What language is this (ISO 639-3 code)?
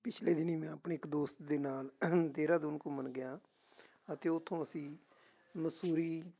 pan